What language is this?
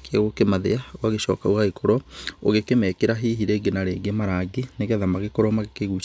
Kikuyu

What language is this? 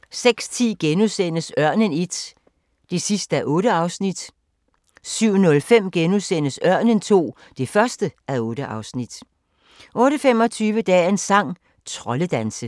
Danish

